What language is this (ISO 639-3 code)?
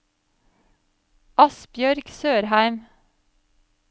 nor